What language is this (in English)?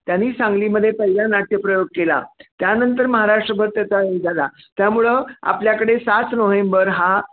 Marathi